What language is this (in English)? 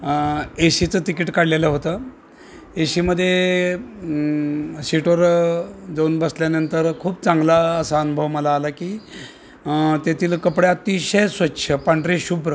Marathi